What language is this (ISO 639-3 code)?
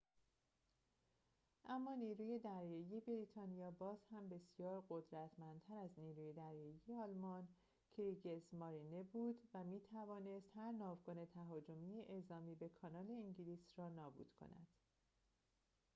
fas